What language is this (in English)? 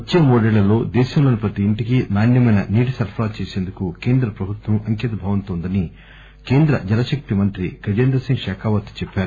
Telugu